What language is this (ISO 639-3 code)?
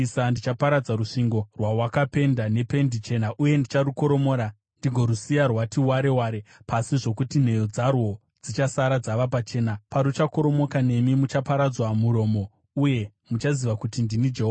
sna